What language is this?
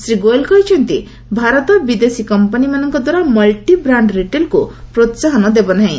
Odia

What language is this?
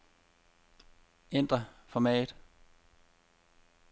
Danish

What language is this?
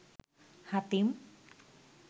Bangla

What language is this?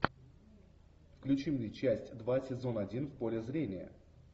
Russian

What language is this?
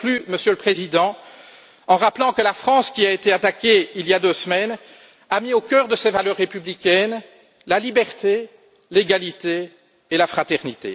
French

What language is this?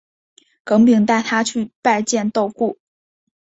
Chinese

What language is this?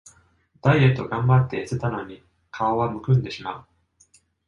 Japanese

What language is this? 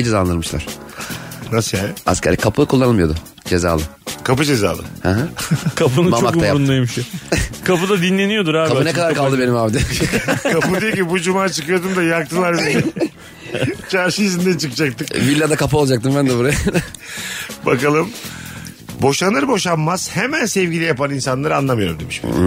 Turkish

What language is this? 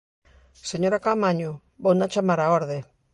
Galician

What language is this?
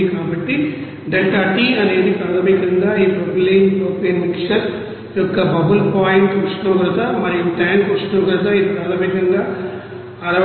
Telugu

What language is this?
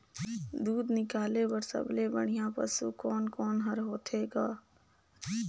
Chhattisgarhi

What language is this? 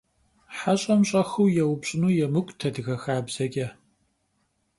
Kabardian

